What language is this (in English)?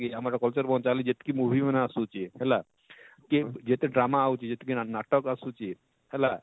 Odia